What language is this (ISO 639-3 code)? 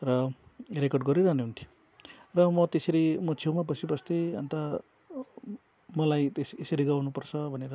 nep